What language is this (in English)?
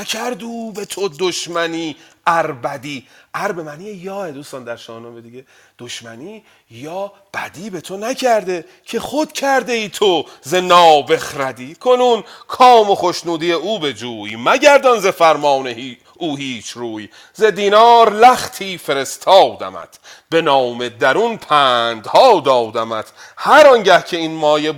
Persian